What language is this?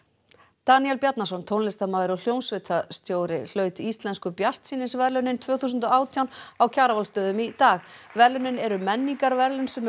Icelandic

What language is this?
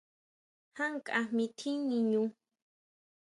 Huautla Mazatec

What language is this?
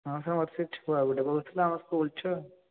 Odia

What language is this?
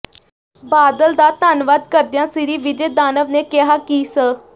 Punjabi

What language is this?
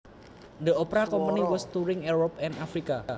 Javanese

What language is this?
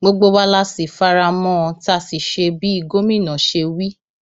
Yoruba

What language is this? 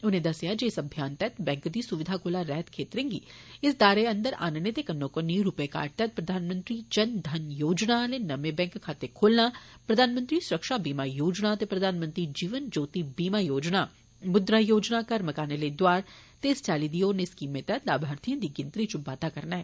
Dogri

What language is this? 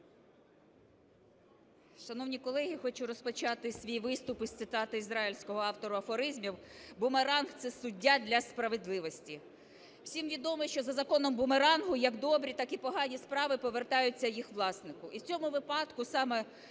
Ukrainian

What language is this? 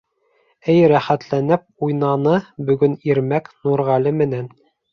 Bashkir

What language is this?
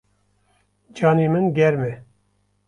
Kurdish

